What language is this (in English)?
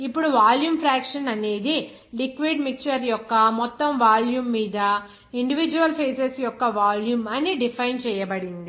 Telugu